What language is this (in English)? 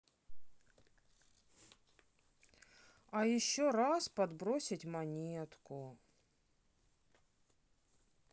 Russian